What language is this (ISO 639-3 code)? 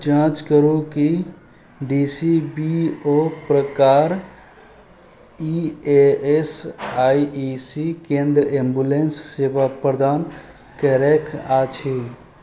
mai